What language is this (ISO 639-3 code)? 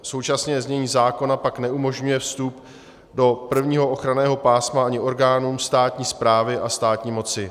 ces